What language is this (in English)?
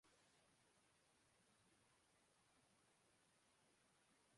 Urdu